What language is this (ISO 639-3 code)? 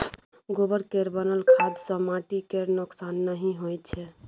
mai